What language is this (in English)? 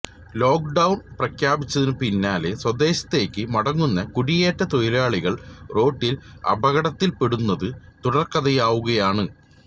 Malayalam